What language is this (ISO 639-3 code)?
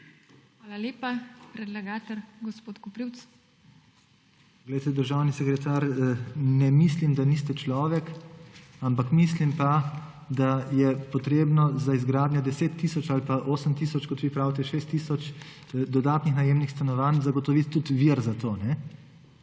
slv